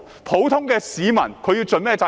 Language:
Cantonese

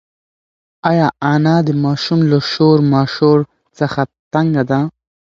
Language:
Pashto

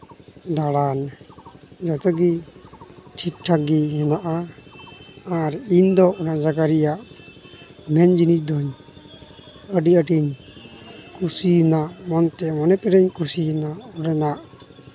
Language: Santali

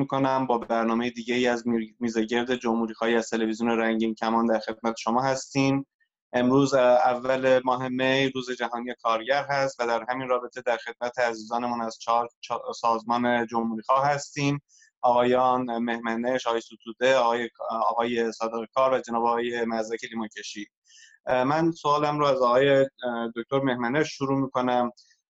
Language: Persian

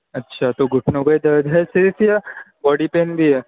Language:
Urdu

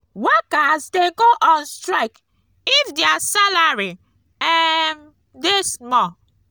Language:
Nigerian Pidgin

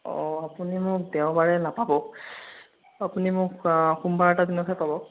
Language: Assamese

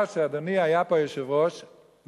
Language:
Hebrew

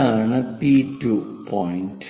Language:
Malayalam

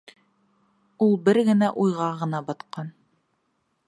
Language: Bashkir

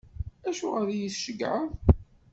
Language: Kabyle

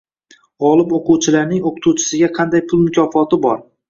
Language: Uzbek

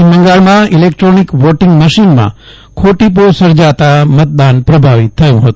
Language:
Gujarati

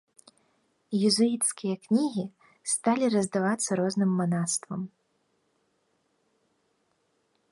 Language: Belarusian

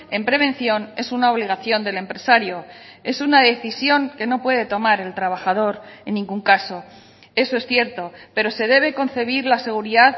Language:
Spanish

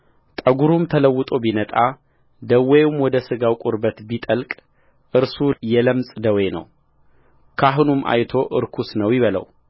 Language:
Amharic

